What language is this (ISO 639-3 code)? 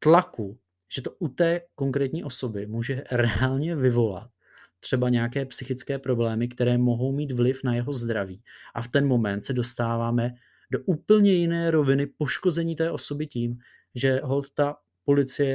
ces